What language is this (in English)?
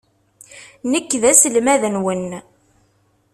Kabyle